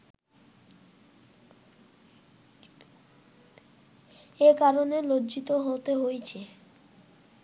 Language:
Bangla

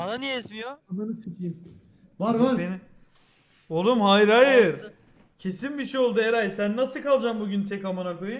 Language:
Turkish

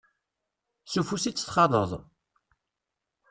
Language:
Kabyle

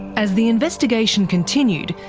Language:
English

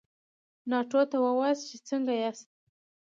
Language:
Pashto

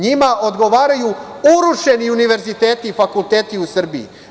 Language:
Serbian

